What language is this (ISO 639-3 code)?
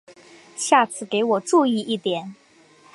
zho